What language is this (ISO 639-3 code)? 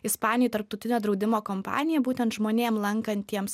lit